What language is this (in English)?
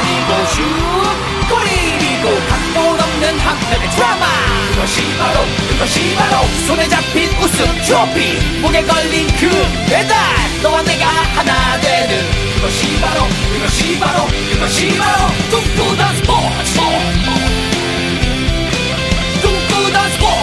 Korean